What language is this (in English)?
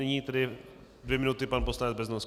Czech